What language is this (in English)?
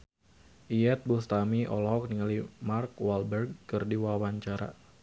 Sundanese